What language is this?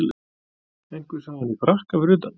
Icelandic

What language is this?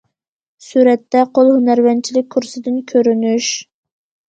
Uyghur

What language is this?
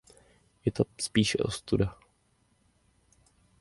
Czech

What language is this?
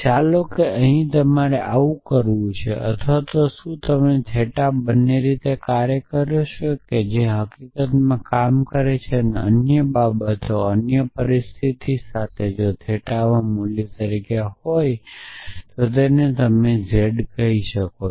Gujarati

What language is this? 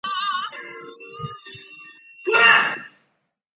Chinese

